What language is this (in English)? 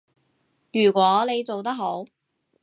Cantonese